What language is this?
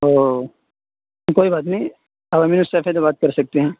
Urdu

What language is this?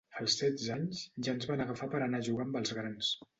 Catalan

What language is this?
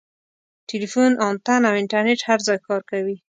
Pashto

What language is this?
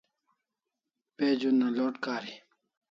Kalasha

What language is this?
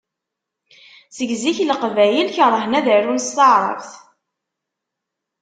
Kabyle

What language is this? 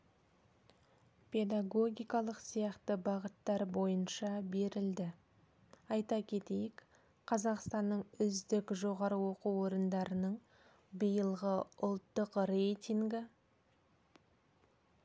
Kazakh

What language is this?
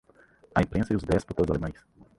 Portuguese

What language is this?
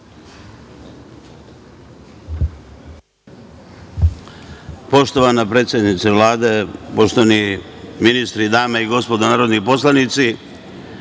Serbian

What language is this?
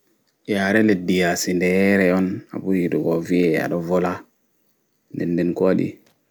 Fula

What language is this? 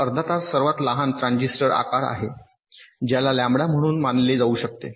Marathi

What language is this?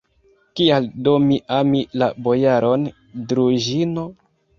Esperanto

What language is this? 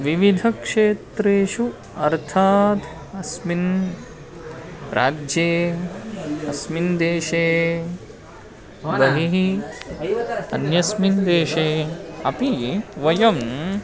Sanskrit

